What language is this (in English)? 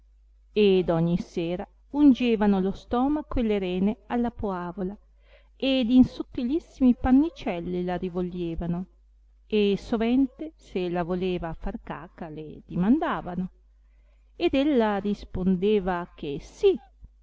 Italian